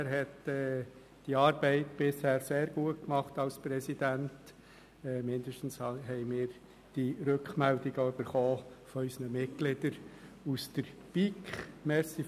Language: Swiss German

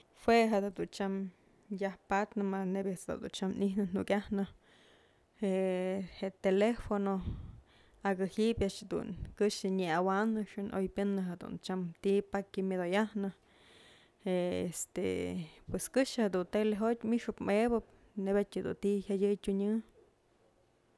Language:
Mazatlán Mixe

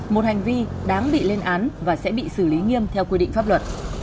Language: Vietnamese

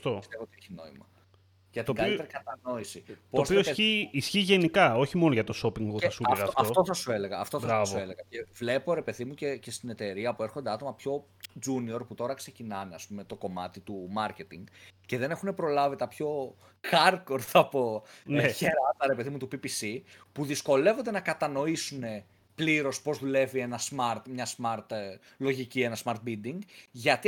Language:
Greek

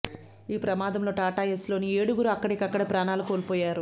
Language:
Telugu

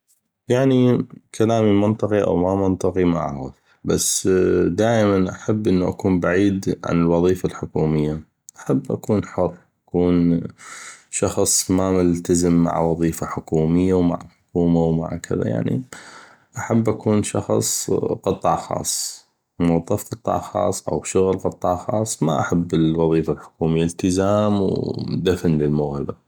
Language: North Mesopotamian Arabic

